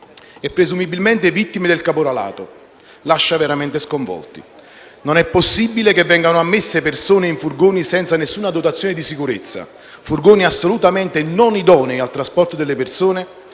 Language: Italian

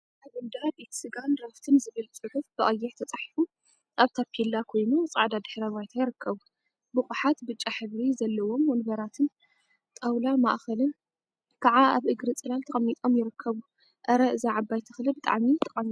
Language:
Tigrinya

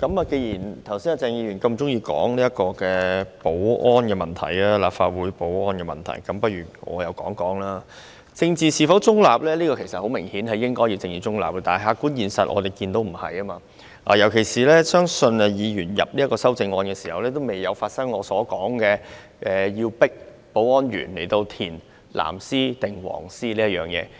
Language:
Cantonese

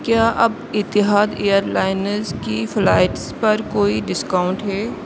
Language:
Urdu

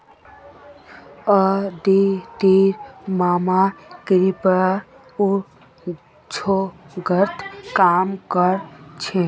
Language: Magahi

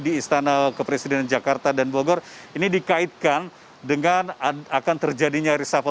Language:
Indonesian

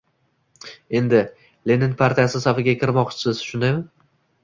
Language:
Uzbek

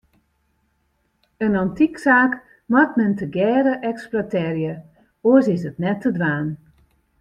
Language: Western Frisian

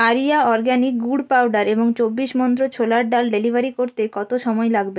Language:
Bangla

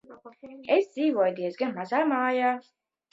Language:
Latvian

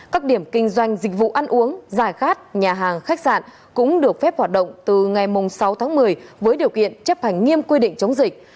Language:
Vietnamese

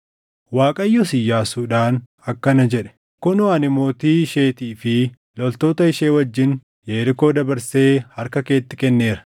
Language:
Oromo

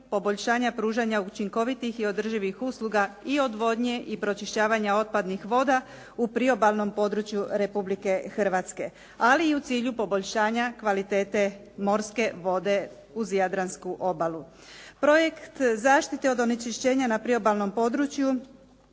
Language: Croatian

